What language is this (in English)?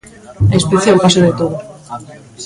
Galician